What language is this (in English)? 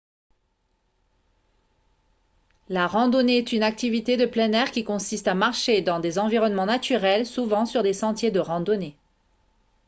French